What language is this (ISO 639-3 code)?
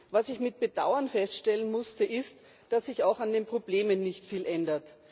deu